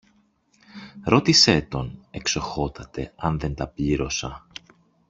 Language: Greek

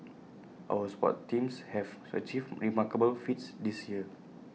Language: English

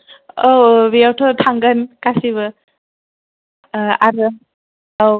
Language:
Bodo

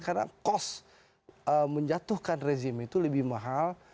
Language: Indonesian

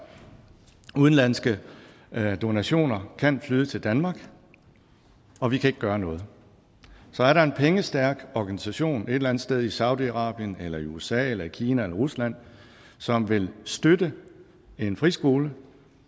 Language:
Danish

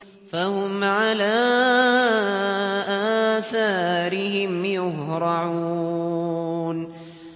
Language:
Arabic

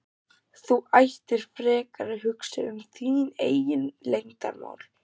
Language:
Icelandic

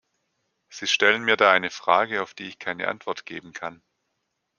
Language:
German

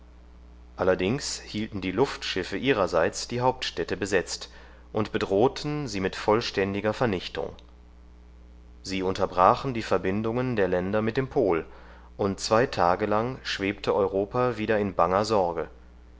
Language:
German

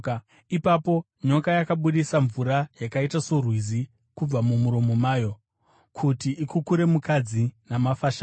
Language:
Shona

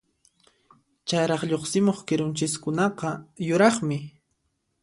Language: Puno Quechua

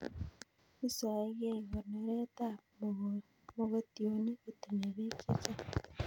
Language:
Kalenjin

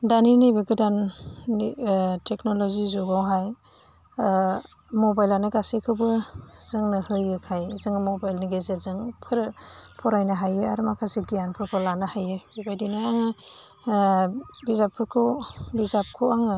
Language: Bodo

